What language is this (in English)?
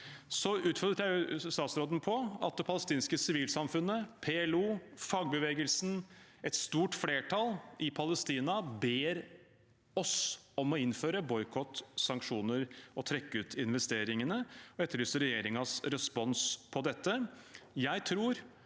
Norwegian